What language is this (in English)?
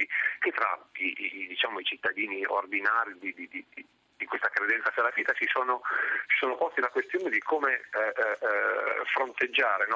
Italian